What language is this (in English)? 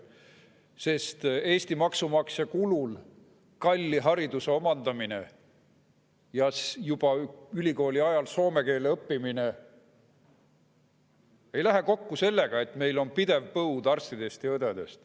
Estonian